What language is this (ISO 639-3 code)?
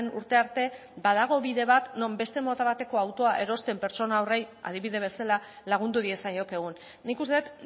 eus